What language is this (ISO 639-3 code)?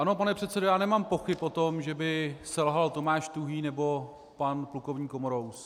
ces